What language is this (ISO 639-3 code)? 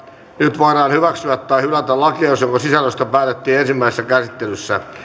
fin